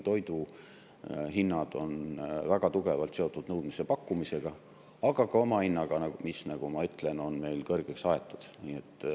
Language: Estonian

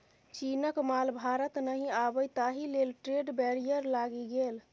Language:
Maithili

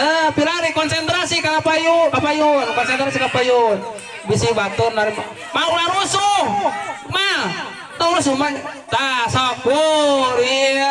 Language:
Indonesian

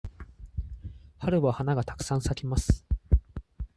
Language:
Japanese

